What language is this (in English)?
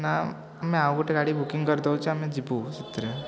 Odia